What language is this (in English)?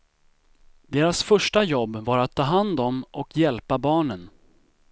Swedish